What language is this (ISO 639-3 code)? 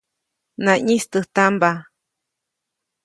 zoc